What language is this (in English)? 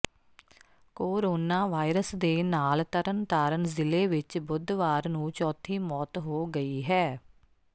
Punjabi